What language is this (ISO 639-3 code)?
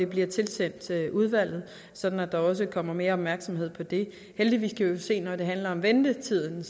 dan